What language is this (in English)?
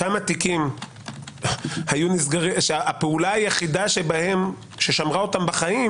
Hebrew